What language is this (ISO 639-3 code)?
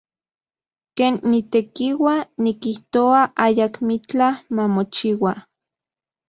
ncx